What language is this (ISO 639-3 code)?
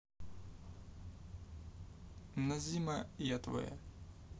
rus